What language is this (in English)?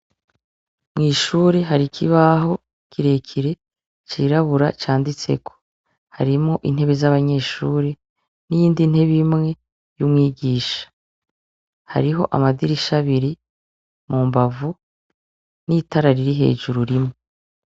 Rundi